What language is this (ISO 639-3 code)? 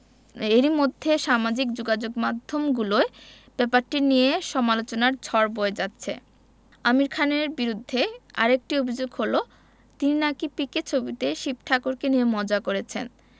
ben